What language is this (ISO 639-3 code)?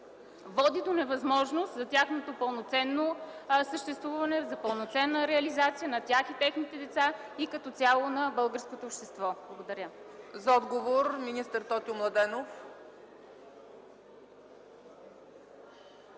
bul